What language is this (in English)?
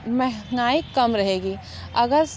Hindi